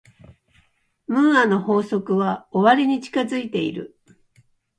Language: Japanese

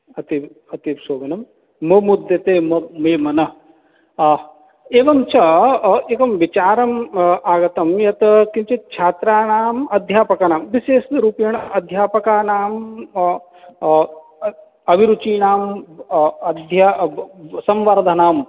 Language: Sanskrit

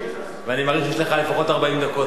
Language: Hebrew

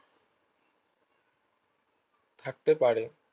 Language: Bangla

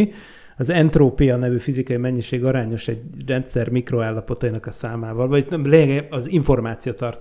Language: Hungarian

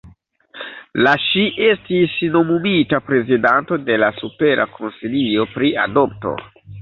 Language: Esperanto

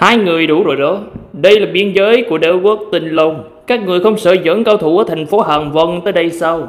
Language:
Vietnamese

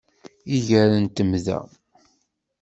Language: Kabyle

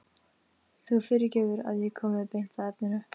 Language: Icelandic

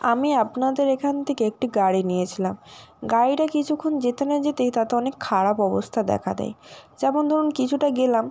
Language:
Bangla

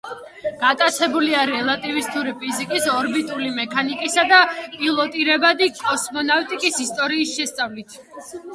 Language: Georgian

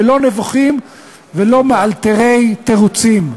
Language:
Hebrew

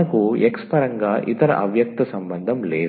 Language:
Telugu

